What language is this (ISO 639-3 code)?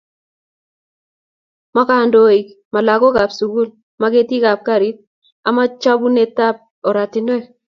kln